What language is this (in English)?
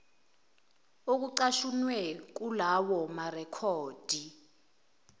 Zulu